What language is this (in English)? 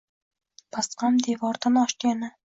Uzbek